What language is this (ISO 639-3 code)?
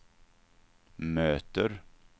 swe